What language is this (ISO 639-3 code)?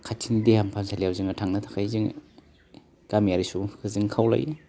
brx